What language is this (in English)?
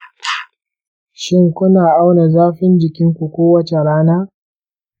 Hausa